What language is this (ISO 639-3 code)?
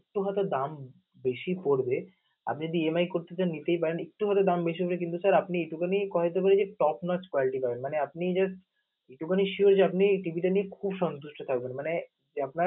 ben